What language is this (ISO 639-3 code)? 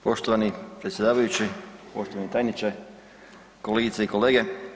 hrv